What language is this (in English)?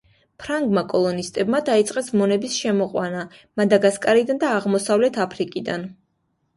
Georgian